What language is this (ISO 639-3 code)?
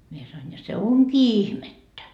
fin